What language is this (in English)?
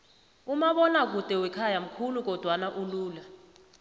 South Ndebele